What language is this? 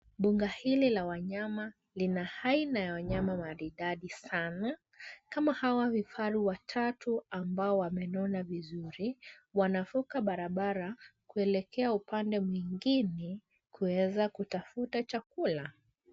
Swahili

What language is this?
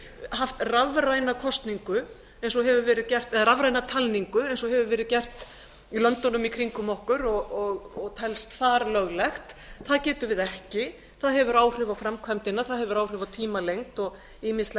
Icelandic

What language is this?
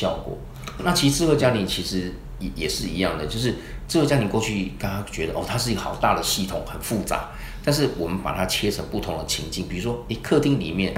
Chinese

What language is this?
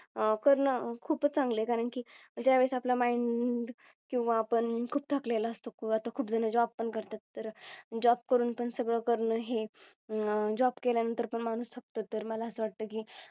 Marathi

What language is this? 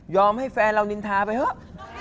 Thai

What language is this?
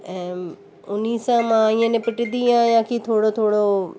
Sindhi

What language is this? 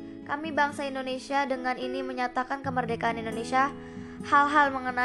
Indonesian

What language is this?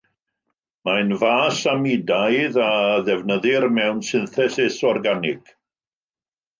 Welsh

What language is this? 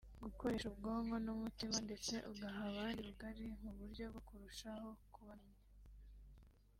Kinyarwanda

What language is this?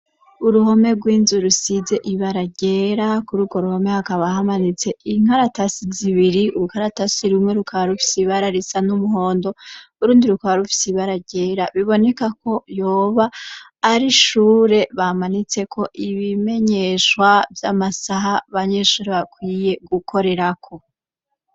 Rundi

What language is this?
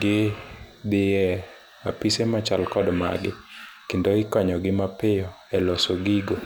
Luo (Kenya and Tanzania)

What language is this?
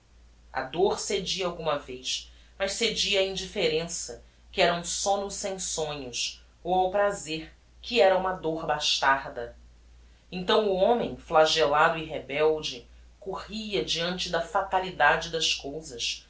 Portuguese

